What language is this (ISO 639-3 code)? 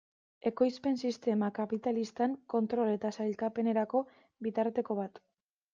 eus